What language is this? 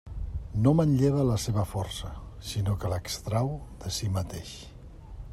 Catalan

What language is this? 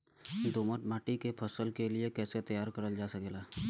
Bhojpuri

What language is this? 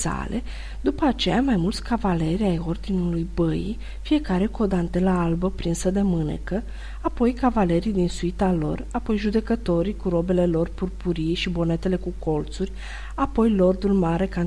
Romanian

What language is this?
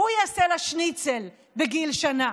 Hebrew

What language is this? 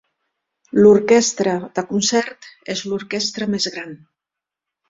Catalan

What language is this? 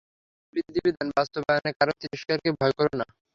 Bangla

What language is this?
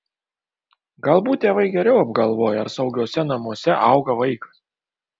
Lithuanian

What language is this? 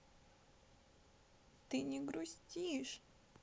Russian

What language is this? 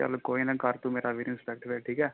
Punjabi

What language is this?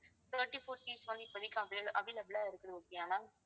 Tamil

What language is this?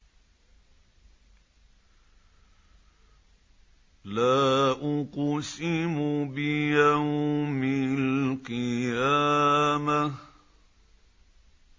Arabic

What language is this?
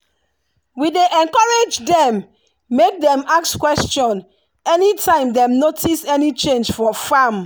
Nigerian Pidgin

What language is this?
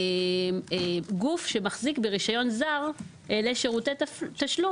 Hebrew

